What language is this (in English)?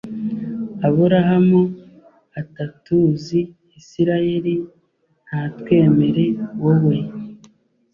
Kinyarwanda